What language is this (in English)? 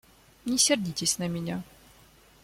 Russian